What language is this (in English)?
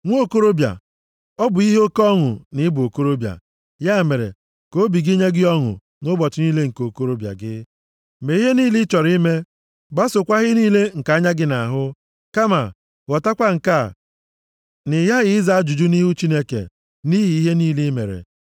Igbo